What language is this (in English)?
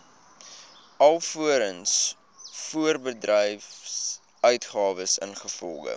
Afrikaans